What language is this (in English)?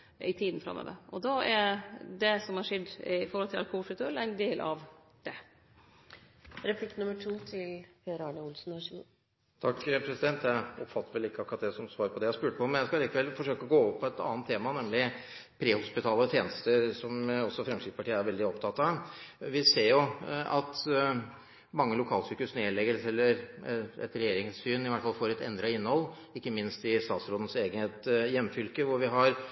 Norwegian